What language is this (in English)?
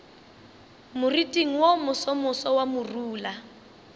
Northern Sotho